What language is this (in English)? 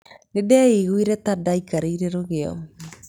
Kikuyu